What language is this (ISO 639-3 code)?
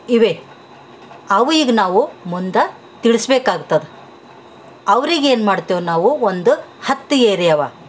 kan